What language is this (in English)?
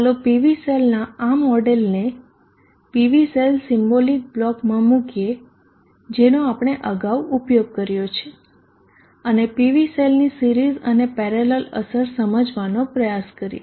Gujarati